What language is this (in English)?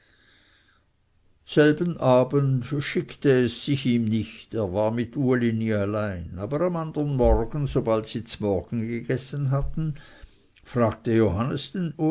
German